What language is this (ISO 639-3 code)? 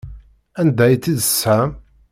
kab